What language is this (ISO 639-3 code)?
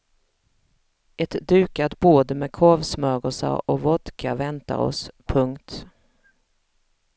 swe